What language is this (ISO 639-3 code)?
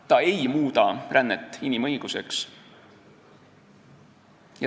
est